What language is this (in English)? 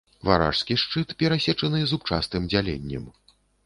Belarusian